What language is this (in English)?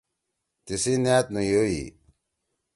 Torwali